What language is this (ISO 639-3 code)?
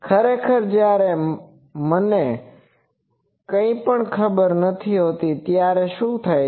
guj